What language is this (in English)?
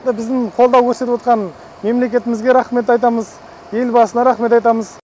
Kazakh